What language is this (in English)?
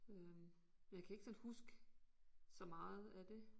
Danish